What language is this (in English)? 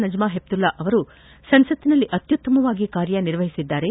Kannada